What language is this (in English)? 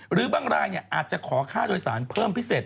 Thai